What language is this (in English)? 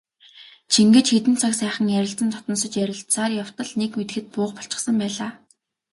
Mongolian